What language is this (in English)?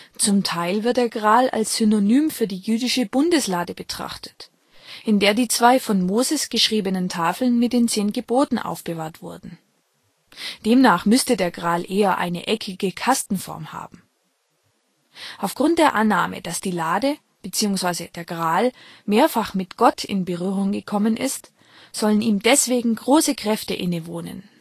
German